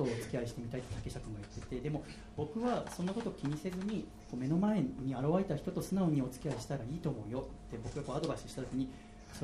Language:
Japanese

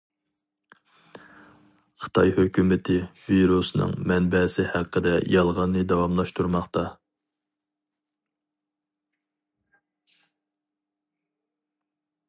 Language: Uyghur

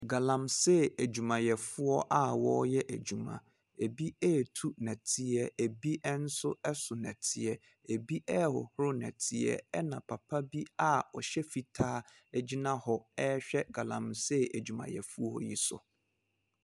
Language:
Akan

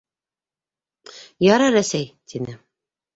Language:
Bashkir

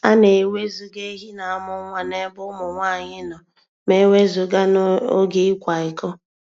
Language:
Igbo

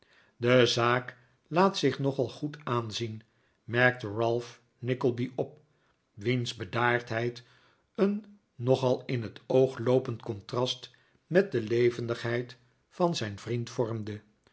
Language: Dutch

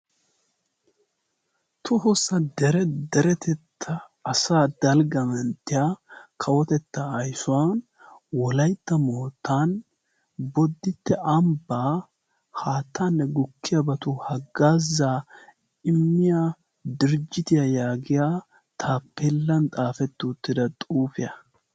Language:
Wolaytta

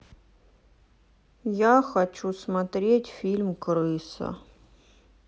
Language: Russian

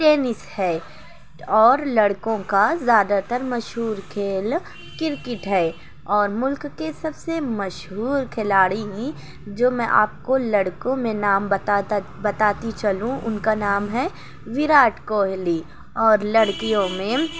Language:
Urdu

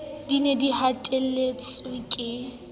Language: Southern Sotho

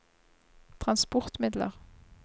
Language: Norwegian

